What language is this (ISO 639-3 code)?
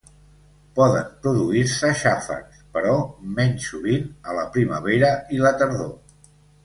cat